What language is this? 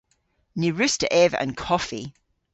Cornish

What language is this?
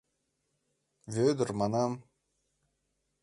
Mari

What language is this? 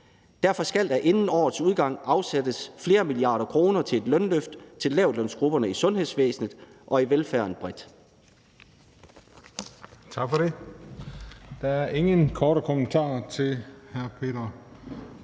Danish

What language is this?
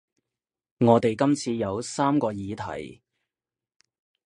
Cantonese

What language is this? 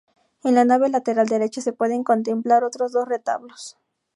Spanish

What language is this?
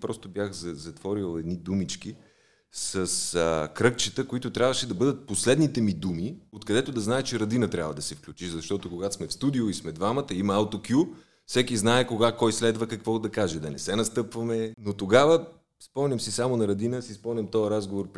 Bulgarian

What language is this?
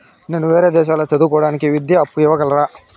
Telugu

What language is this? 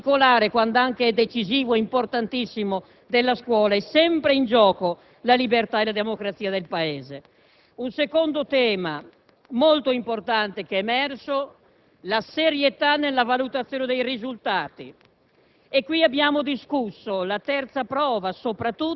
Italian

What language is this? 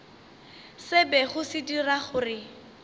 Northern Sotho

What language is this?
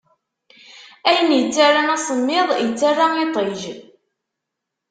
Kabyle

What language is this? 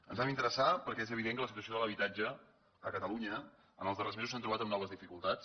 Catalan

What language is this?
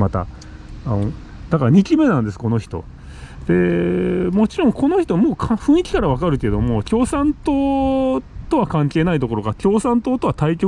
Japanese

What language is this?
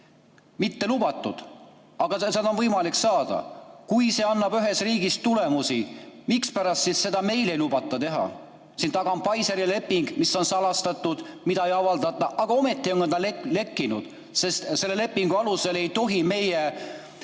Estonian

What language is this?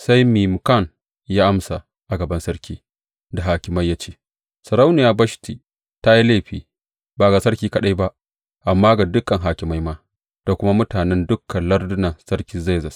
Hausa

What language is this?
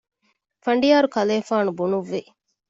Divehi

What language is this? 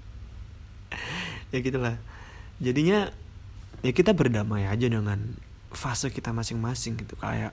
Indonesian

